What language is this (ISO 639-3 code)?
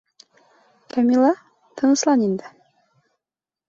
bak